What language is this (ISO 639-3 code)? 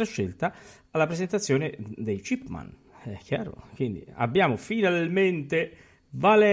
ita